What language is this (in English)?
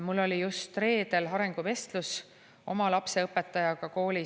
Estonian